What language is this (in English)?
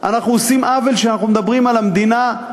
Hebrew